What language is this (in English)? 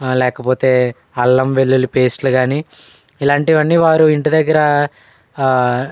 Telugu